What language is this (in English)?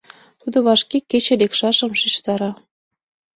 Mari